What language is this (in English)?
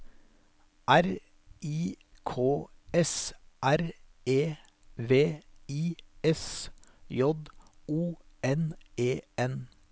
Norwegian